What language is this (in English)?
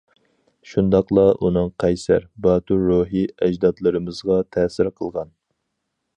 Uyghur